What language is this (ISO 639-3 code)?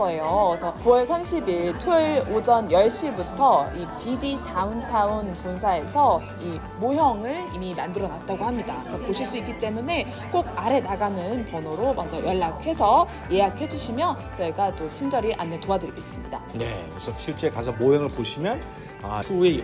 kor